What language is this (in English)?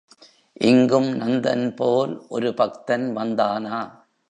Tamil